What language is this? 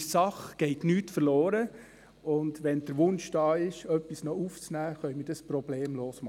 Swiss German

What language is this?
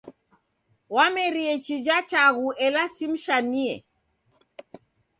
Taita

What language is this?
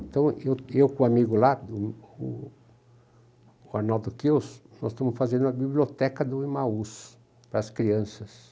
Portuguese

